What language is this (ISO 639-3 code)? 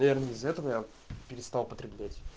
rus